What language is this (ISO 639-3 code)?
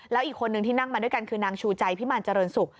tha